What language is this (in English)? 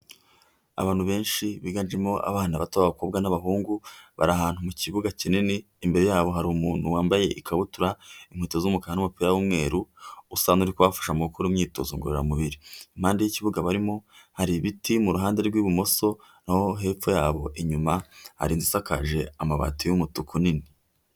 Kinyarwanda